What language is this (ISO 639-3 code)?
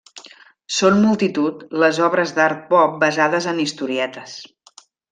cat